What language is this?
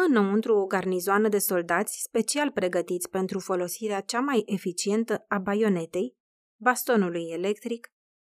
Romanian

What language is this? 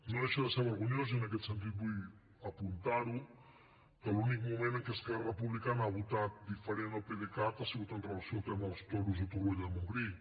Catalan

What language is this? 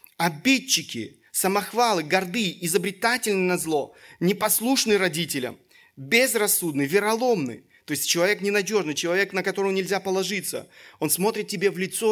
Russian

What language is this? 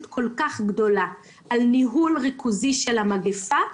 Hebrew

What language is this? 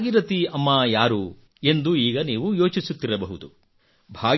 Kannada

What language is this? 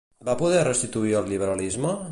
Catalan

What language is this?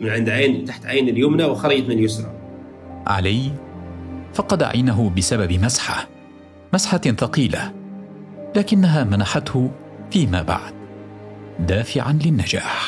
Arabic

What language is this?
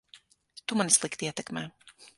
Latvian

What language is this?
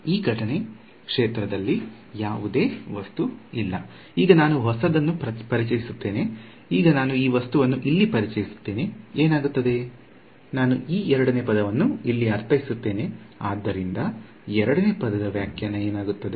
Kannada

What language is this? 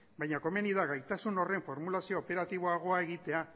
Basque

